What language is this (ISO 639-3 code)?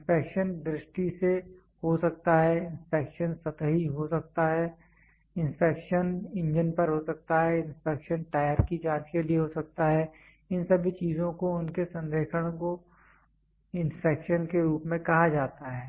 hin